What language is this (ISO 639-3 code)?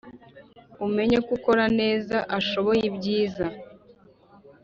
kin